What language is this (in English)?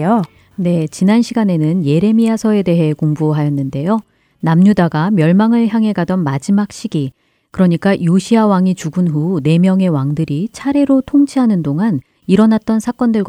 Korean